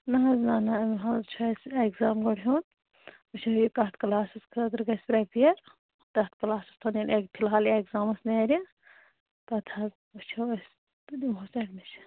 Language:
Kashmiri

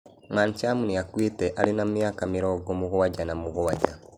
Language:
Kikuyu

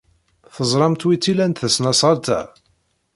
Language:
Kabyle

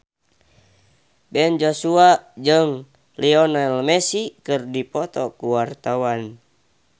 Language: Sundanese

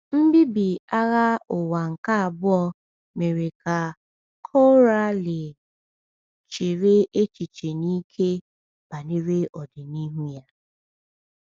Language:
Igbo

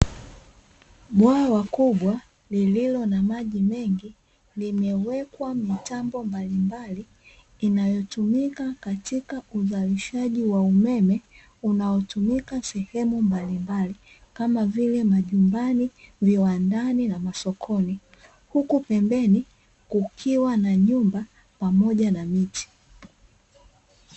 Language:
Swahili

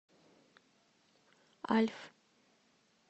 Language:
Russian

